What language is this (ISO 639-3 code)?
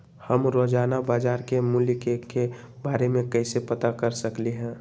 mag